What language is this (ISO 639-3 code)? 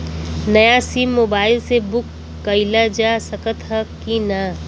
bho